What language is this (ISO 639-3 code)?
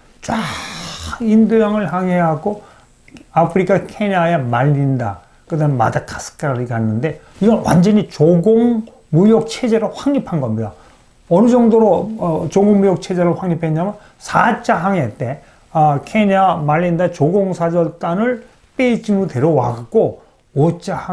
kor